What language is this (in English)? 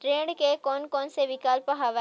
Chhattisgarhi